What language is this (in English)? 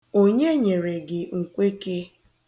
Igbo